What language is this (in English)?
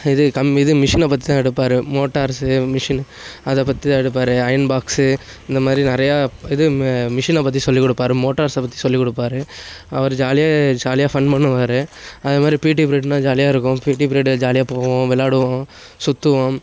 Tamil